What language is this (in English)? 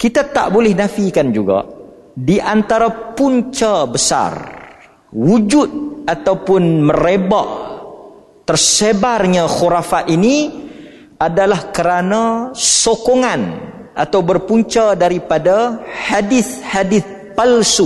Malay